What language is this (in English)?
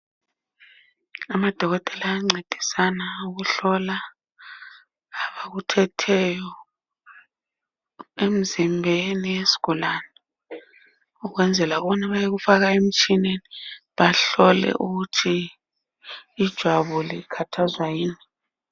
North Ndebele